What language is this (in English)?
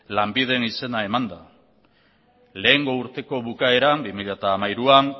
Basque